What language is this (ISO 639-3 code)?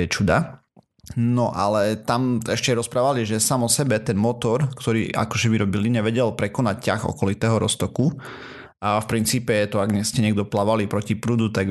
slk